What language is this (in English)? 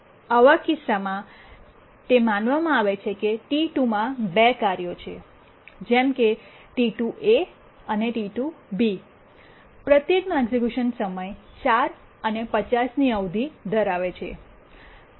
Gujarati